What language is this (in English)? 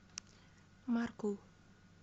Russian